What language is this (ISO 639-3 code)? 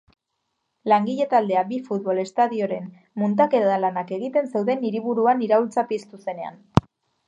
eus